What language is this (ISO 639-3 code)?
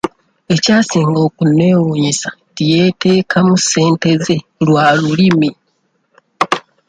lug